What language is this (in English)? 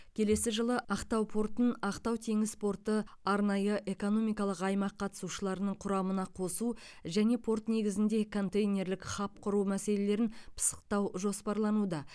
Kazakh